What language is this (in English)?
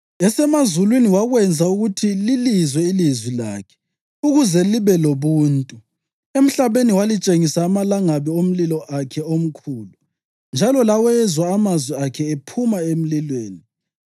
North Ndebele